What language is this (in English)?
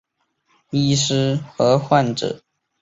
Chinese